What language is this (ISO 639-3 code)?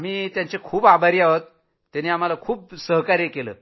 mar